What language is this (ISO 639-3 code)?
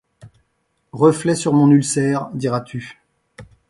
fra